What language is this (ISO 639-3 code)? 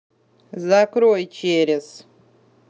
rus